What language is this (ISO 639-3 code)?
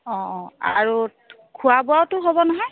asm